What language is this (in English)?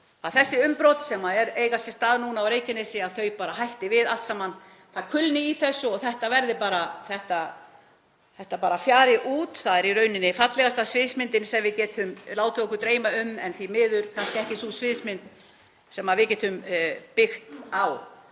Icelandic